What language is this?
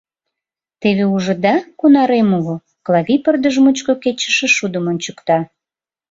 Mari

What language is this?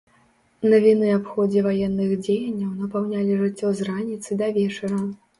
Belarusian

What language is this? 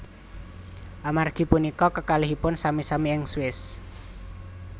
Javanese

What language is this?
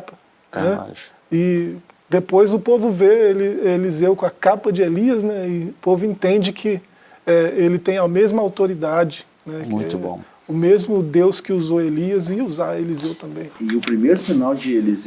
Portuguese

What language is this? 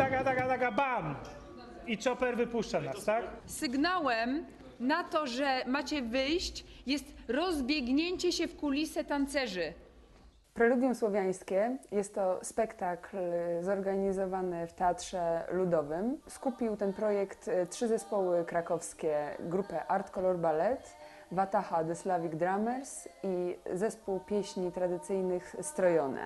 Polish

